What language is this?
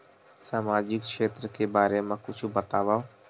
Chhattisgarhi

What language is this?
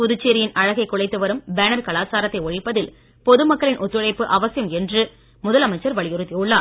Tamil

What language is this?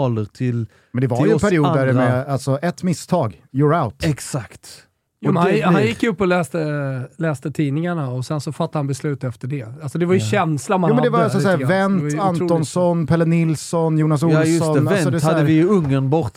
Swedish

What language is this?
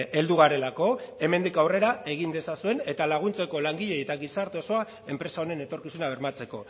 Basque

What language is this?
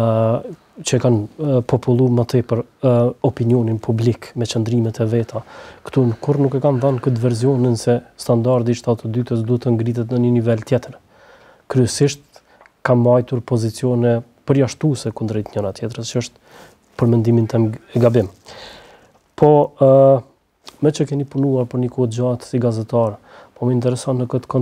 Romanian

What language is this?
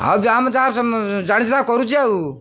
Odia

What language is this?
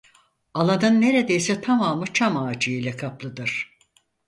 Turkish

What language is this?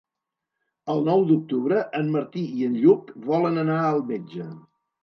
Catalan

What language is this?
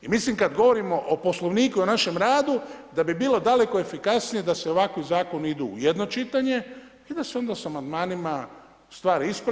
Croatian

